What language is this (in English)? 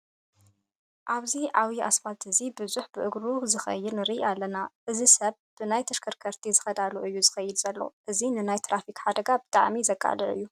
Tigrinya